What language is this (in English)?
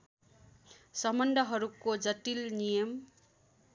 Nepali